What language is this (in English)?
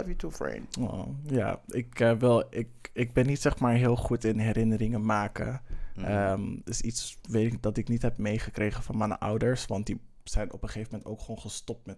Dutch